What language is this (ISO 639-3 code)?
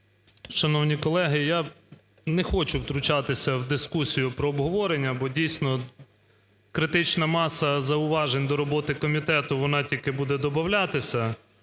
ukr